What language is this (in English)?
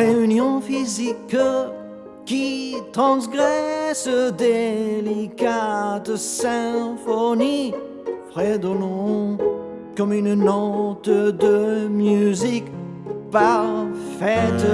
French